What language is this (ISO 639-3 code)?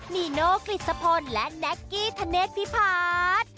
tha